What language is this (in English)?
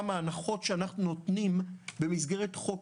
Hebrew